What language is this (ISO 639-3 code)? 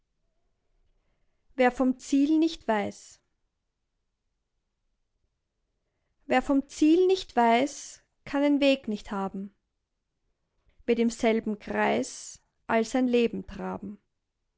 deu